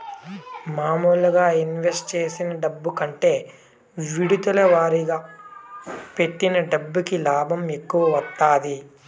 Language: Telugu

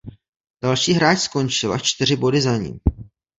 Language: Czech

